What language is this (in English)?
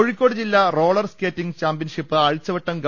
Malayalam